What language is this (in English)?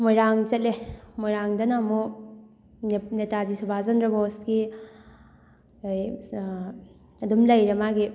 Manipuri